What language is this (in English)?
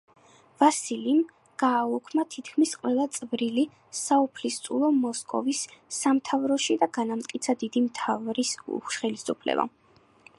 Georgian